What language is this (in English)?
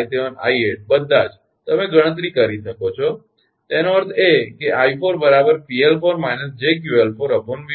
Gujarati